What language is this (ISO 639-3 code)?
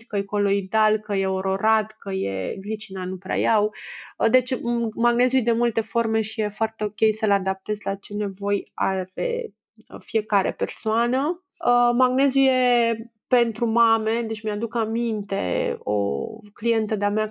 ron